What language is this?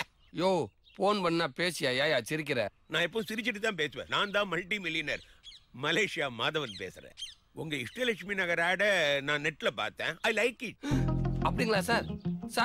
Hindi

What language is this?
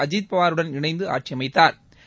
Tamil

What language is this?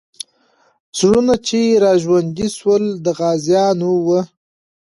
Pashto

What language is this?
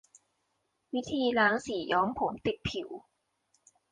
Thai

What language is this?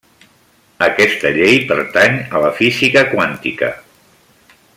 Catalan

